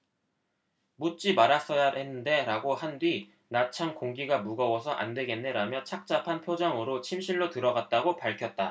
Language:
Korean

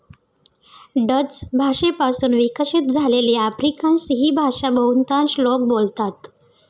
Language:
Marathi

